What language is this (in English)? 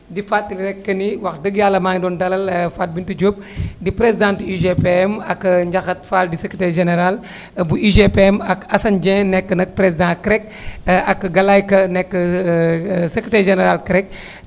Wolof